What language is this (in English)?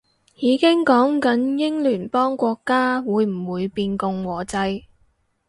Cantonese